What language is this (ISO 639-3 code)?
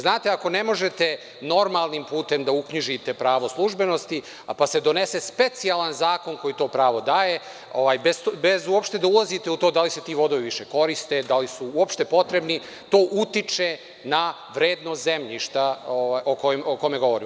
srp